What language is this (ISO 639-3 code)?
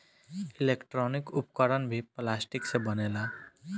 bho